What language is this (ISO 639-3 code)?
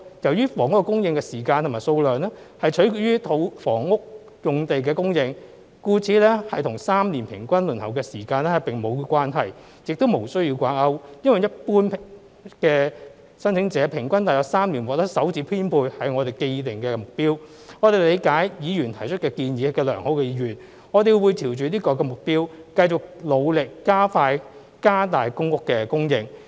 yue